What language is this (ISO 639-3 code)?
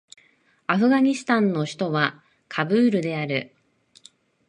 jpn